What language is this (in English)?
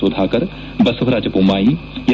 Kannada